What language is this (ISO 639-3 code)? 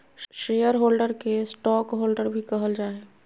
mag